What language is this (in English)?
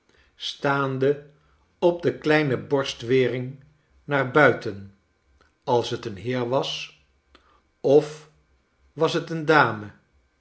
Dutch